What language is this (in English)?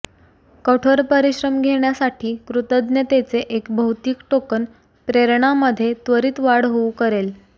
Marathi